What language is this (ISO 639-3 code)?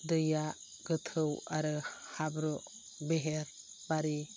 brx